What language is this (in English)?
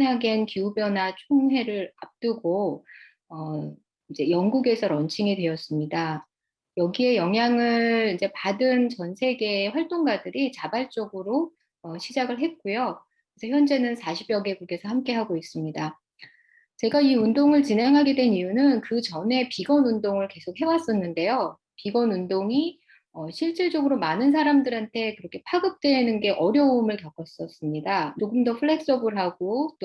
Korean